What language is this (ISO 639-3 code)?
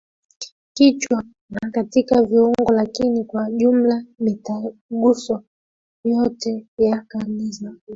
swa